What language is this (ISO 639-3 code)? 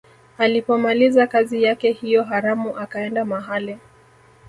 swa